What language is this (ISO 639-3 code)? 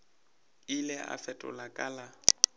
nso